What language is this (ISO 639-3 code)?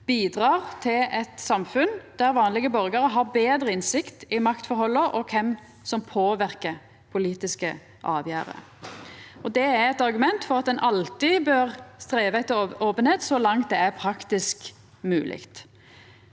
nor